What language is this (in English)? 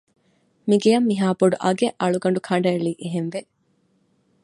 Divehi